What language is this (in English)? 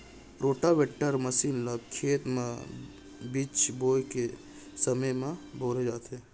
Chhattisgarhi